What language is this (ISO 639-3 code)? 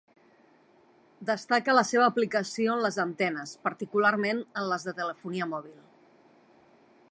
cat